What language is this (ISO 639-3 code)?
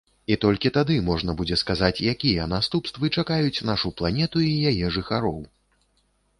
bel